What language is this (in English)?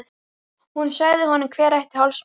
Icelandic